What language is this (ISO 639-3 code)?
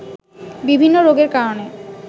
ben